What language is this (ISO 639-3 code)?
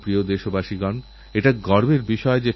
ben